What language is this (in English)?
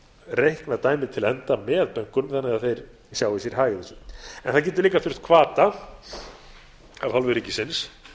Icelandic